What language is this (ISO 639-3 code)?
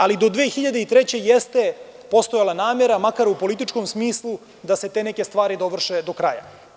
srp